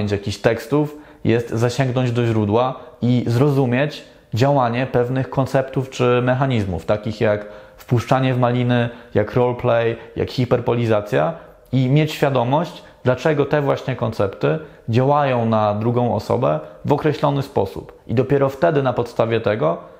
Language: Polish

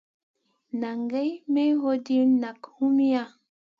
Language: Masana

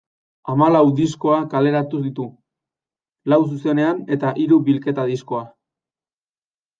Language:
Basque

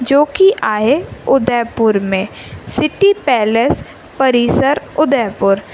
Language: Sindhi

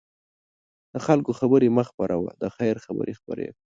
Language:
Pashto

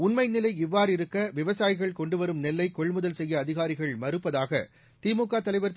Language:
Tamil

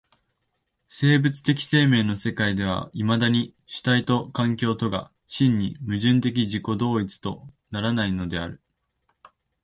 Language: Japanese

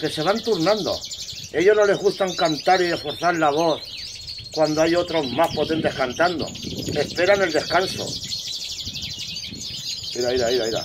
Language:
Spanish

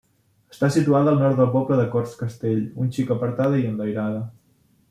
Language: Catalan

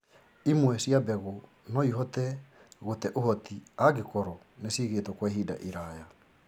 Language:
Kikuyu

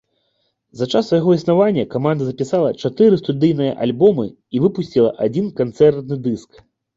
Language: Belarusian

